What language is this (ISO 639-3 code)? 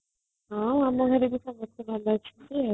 ori